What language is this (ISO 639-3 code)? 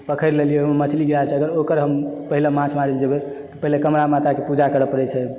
mai